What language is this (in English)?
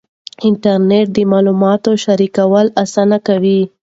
Pashto